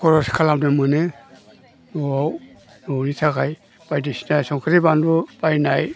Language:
Bodo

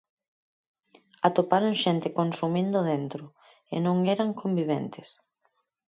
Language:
Galician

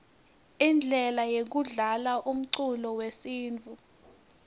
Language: Swati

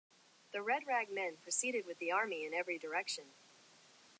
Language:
English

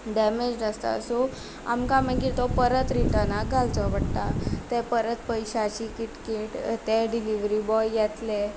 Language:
Konkani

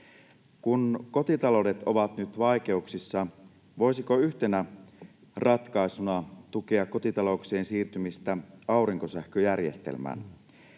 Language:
Finnish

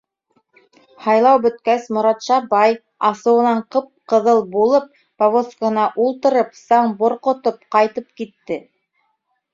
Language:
Bashkir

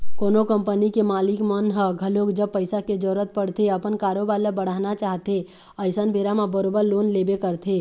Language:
Chhattisgarhi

